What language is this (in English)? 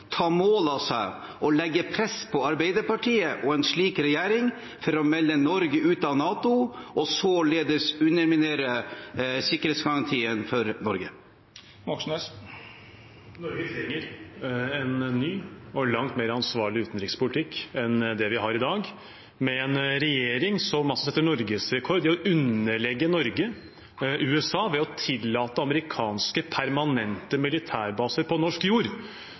Norwegian Bokmål